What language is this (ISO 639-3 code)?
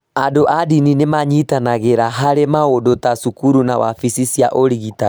kik